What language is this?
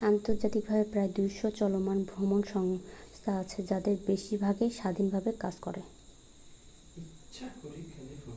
Bangla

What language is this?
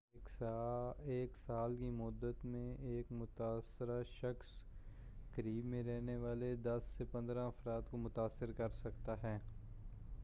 Urdu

